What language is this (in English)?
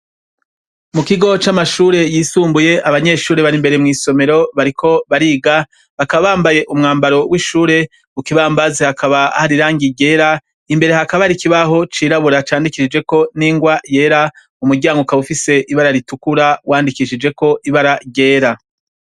Rundi